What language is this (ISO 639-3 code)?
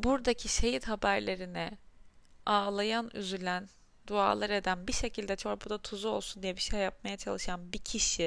tur